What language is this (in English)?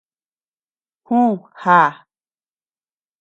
Tepeuxila Cuicatec